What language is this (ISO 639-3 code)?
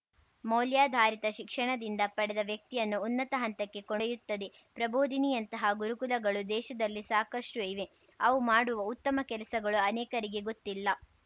kan